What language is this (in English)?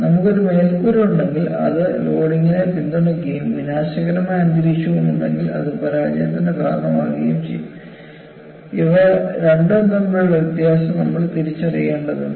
Malayalam